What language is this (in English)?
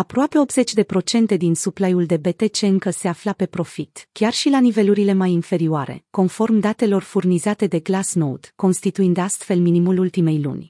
Romanian